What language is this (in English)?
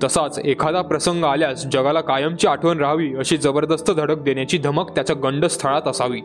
Marathi